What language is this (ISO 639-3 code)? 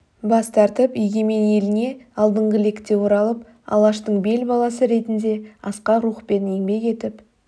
kaz